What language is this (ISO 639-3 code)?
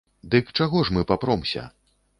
bel